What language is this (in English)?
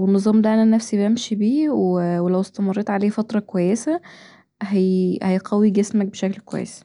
Egyptian Arabic